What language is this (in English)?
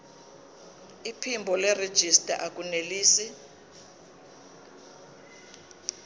Zulu